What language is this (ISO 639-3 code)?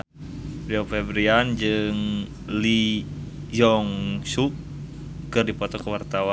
sun